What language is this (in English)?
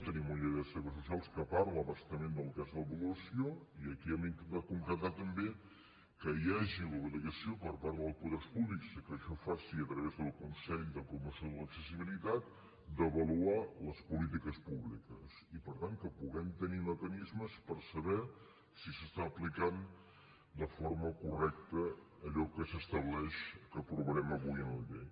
Catalan